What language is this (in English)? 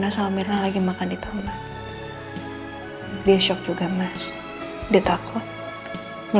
Indonesian